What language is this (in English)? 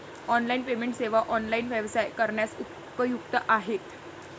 Marathi